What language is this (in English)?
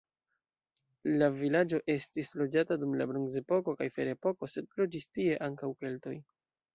Esperanto